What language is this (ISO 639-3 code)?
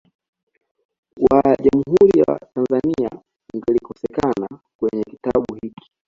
swa